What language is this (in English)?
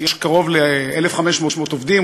Hebrew